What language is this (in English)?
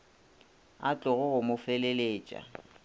Northern Sotho